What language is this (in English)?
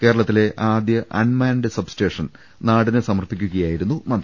Malayalam